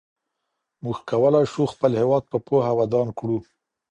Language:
Pashto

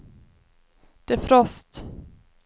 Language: Swedish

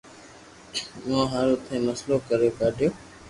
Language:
Loarki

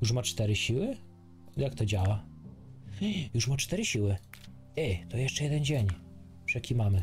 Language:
Polish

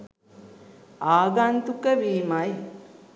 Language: Sinhala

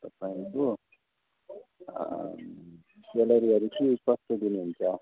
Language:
Nepali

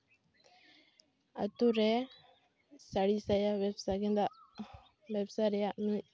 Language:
Santali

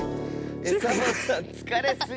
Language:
Japanese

